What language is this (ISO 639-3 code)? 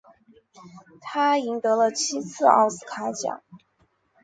zho